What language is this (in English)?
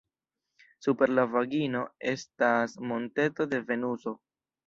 Esperanto